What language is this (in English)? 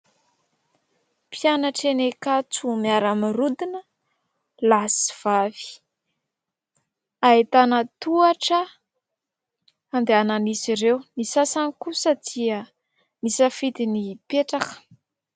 Malagasy